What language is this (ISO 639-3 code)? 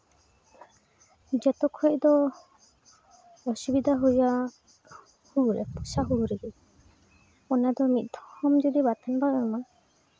sat